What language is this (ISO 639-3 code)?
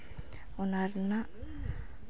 sat